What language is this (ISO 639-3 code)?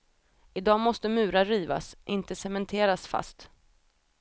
swe